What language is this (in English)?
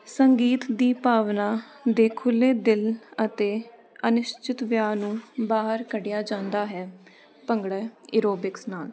Punjabi